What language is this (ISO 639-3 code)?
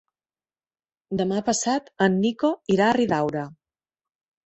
cat